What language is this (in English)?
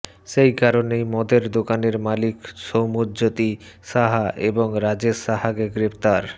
Bangla